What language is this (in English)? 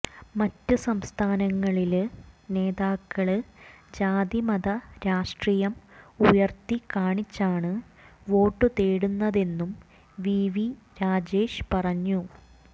Malayalam